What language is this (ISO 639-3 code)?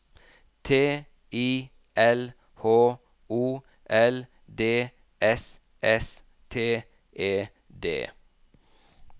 nor